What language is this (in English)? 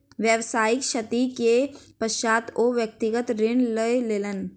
Maithili